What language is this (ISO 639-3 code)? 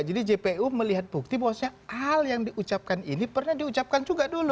ind